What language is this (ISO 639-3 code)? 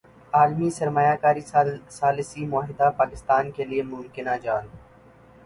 urd